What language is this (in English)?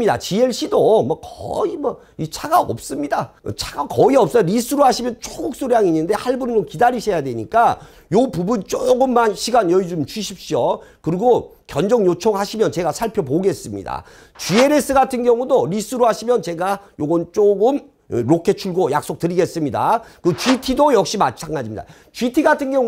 Korean